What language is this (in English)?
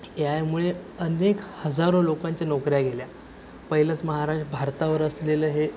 Marathi